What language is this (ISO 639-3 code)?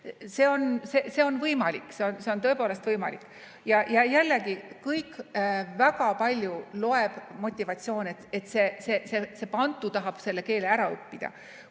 est